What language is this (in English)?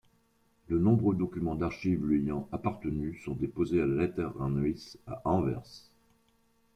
French